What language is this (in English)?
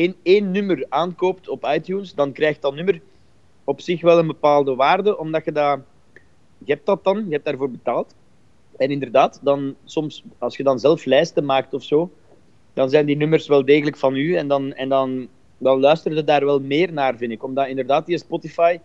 Dutch